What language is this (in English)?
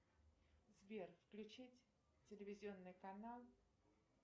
Russian